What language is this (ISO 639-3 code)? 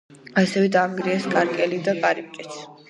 kat